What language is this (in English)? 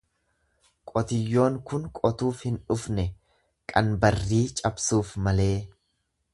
Oromo